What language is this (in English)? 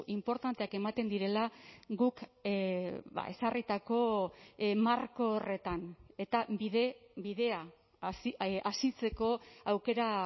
Basque